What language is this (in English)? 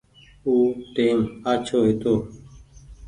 Goaria